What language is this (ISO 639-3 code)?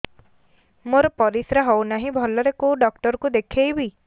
ori